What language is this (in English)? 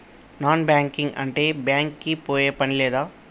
Telugu